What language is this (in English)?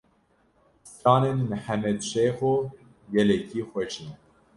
Kurdish